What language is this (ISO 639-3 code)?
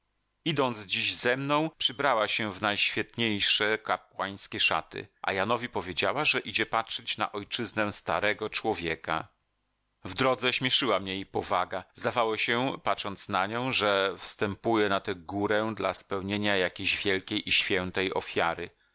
pol